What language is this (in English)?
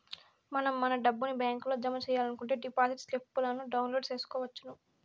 Telugu